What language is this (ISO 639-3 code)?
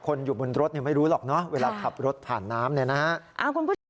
tha